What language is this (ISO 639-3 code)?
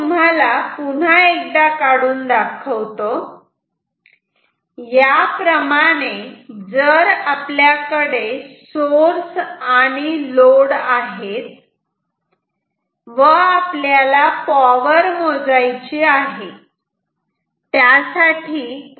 mar